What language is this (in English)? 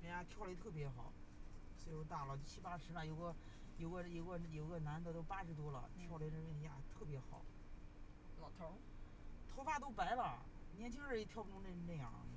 Chinese